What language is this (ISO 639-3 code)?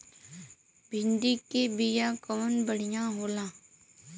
bho